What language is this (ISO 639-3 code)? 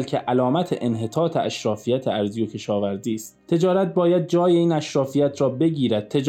fas